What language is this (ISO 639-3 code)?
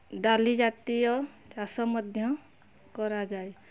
ori